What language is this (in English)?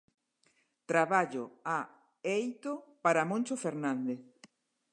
Galician